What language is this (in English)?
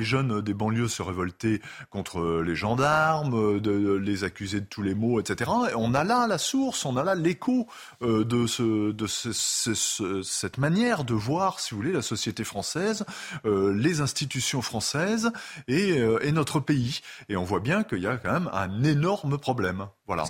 French